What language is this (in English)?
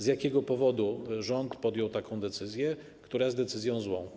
Polish